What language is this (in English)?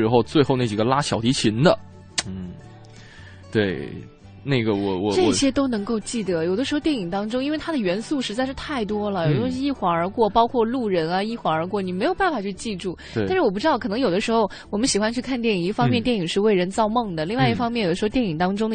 Chinese